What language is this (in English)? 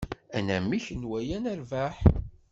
Kabyle